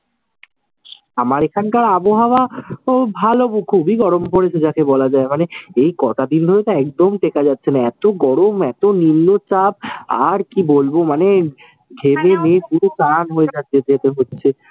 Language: Bangla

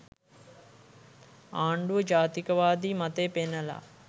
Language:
Sinhala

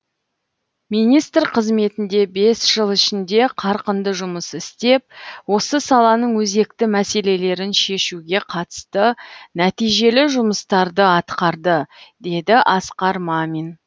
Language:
Kazakh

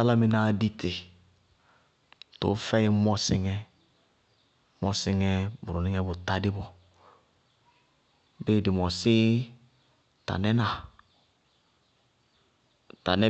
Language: Bago-Kusuntu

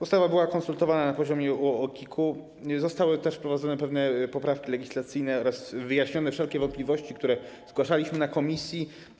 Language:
Polish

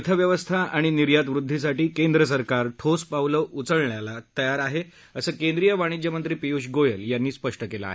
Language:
Marathi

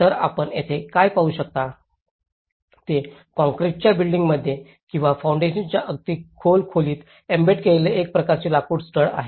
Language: Marathi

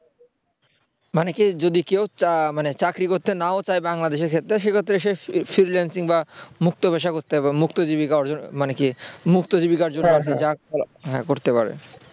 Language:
Bangla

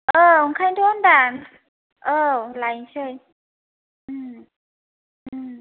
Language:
Bodo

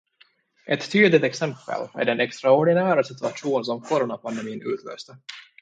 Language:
Swedish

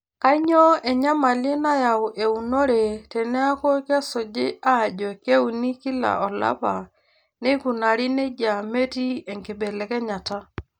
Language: Masai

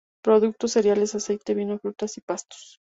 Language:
Spanish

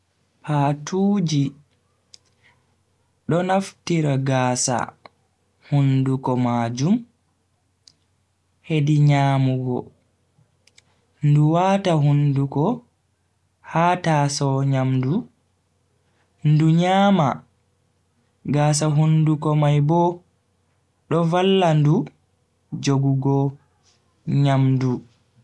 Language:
Bagirmi Fulfulde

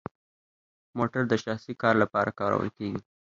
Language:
Pashto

